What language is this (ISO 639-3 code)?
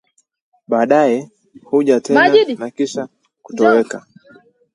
swa